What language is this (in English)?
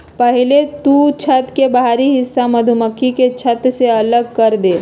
Magahi